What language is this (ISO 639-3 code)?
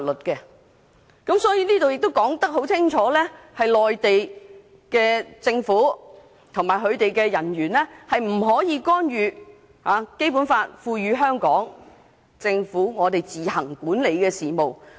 yue